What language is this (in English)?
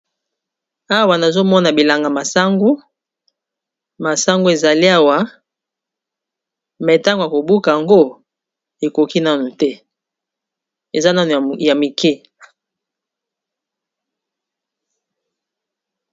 Lingala